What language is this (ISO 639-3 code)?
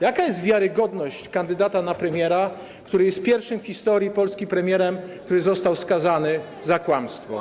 pol